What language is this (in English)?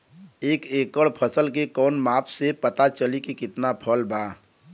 Bhojpuri